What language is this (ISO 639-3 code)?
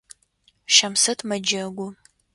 ady